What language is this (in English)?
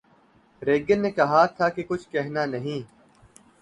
Urdu